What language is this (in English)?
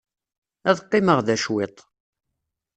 Kabyle